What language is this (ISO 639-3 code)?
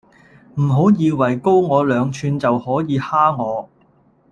yue